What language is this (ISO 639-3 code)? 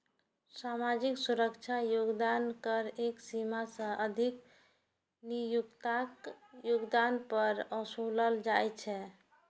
mai